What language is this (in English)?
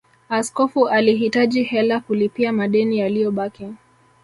Swahili